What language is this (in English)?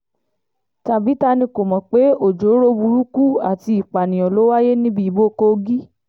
Yoruba